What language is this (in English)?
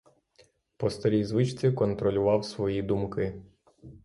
Ukrainian